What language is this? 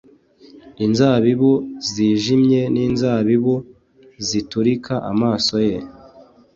Kinyarwanda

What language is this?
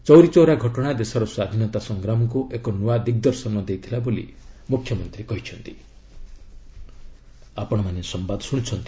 Odia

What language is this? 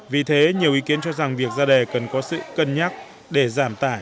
Vietnamese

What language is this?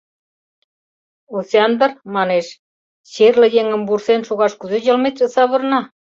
Mari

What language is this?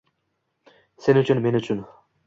Uzbek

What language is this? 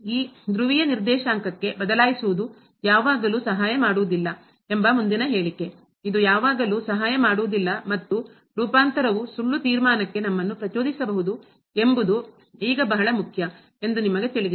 Kannada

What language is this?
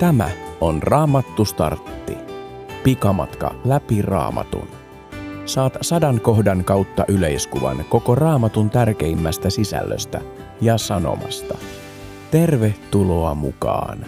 Finnish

